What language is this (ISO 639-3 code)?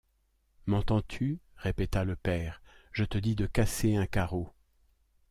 fra